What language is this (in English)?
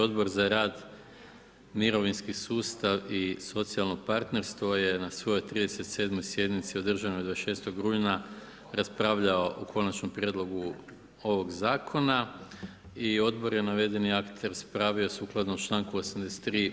Croatian